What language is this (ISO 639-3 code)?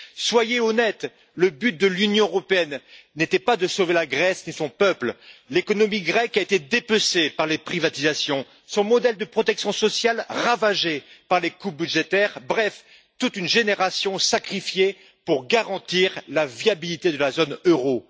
fra